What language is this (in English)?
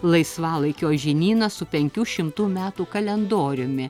Lithuanian